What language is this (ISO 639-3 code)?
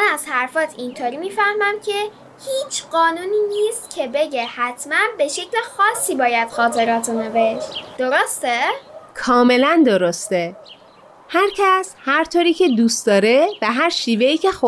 fas